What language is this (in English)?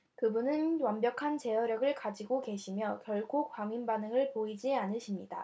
Korean